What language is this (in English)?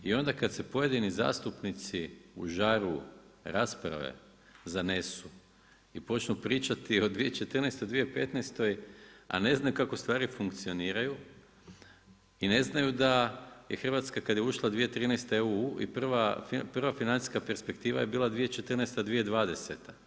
Croatian